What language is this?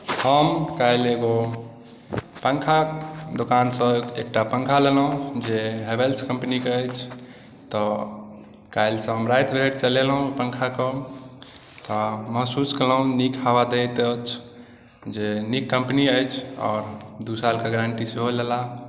Maithili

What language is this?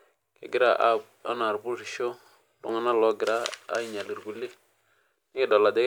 Masai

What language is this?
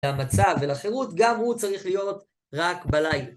Hebrew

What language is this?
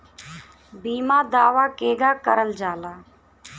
Bhojpuri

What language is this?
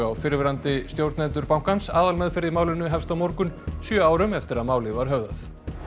Icelandic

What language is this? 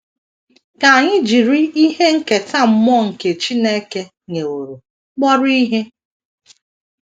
Igbo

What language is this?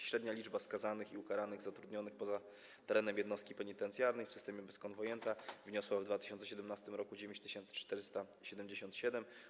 Polish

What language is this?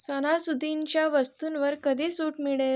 Marathi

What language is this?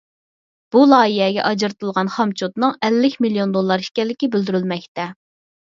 Uyghur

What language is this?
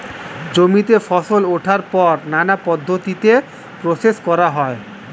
Bangla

